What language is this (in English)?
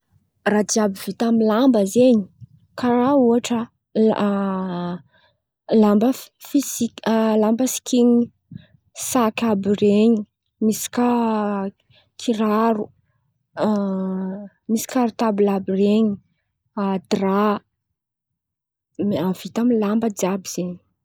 Antankarana Malagasy